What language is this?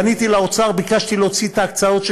Hebrew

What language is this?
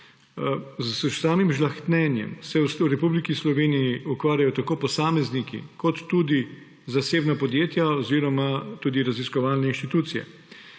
Slovenian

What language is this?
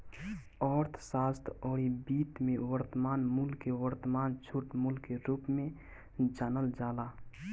Bhojpuri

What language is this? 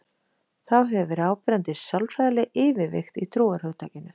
Icelandic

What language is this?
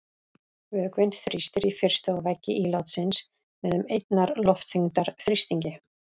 Icelandic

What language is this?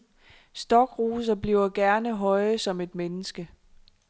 Danish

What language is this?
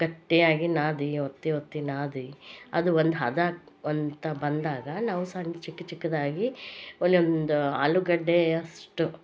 Kannada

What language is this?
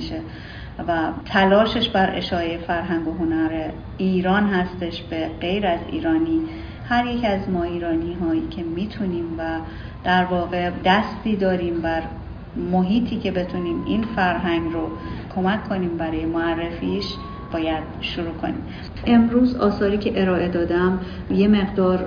Persian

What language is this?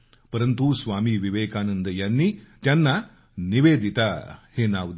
Marathi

